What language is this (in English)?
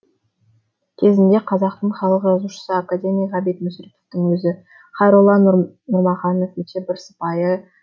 Kazakh